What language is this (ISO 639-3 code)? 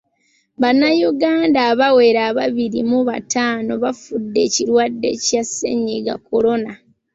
lug